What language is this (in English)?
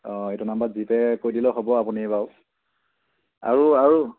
Assamese